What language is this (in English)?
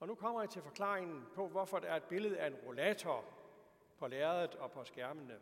Danish